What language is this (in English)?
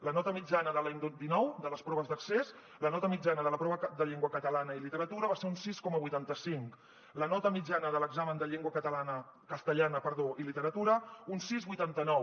Catalan